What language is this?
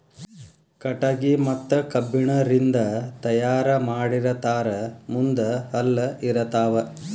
Kannada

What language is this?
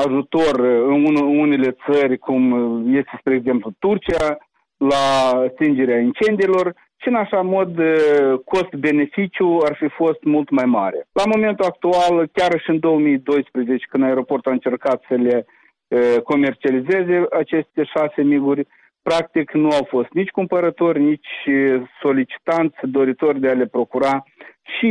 Romanian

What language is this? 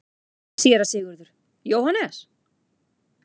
Icelandic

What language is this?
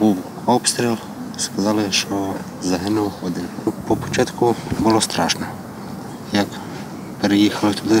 Ukrainian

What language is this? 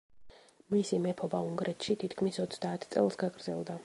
Georgian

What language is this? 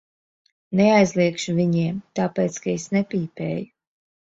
Latvian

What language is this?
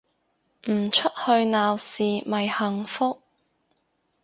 Cantonese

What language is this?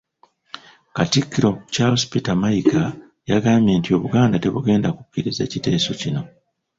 Ganda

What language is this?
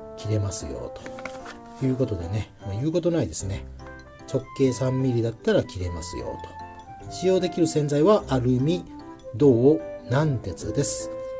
Japanese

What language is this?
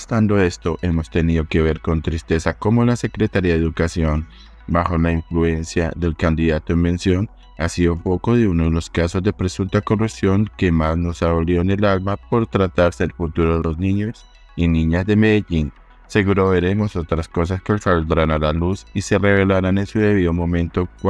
Spanish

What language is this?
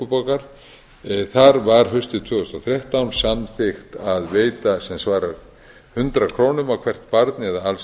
Icelandic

